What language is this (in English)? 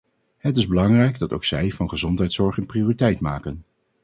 Dutch